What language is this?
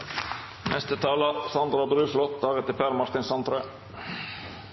Norwegian Nynorsk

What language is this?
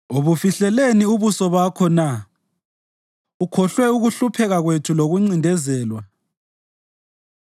North Ndebele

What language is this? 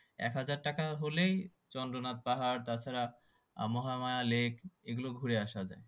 Bangla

